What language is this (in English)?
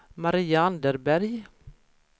Swedish